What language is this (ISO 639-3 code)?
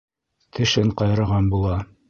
bak